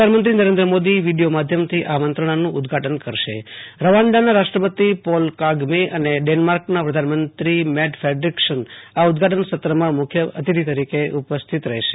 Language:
Gujarati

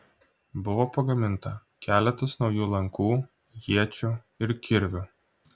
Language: Lithuanian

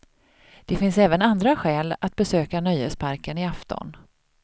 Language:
Swedish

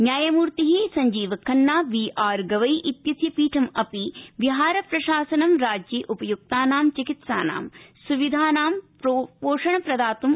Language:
Sanskrit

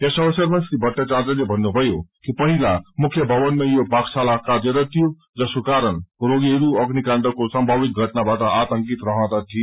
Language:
Nepali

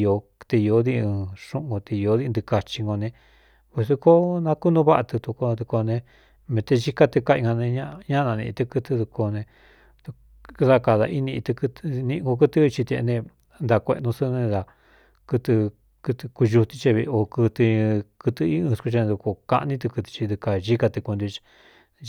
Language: Cuyamecalco Mixtec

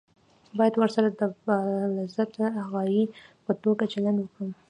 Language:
Pashto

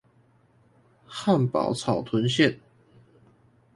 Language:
Chinese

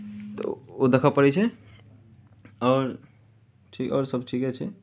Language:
Maithili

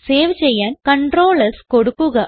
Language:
Malayalam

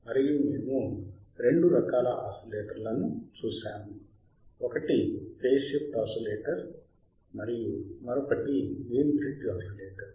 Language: Telugu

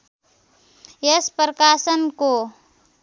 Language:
Nepali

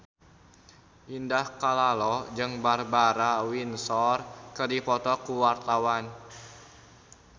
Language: Sundanese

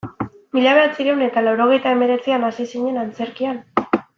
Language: Basque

